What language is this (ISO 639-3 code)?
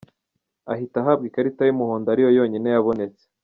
kin